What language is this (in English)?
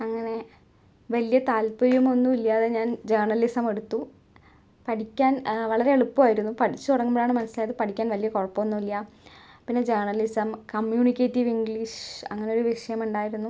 Malayalam